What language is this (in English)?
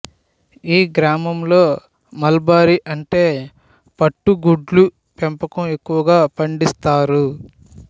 Telugu